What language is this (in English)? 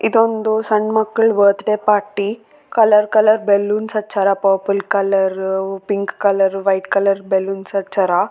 Kannada